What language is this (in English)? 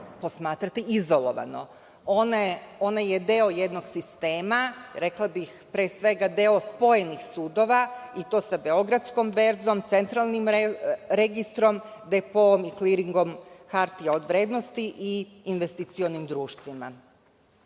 Serbian